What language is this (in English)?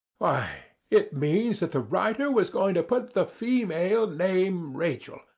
English